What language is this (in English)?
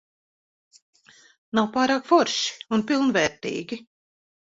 Latvian